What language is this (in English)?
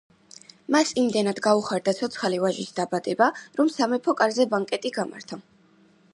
Georgian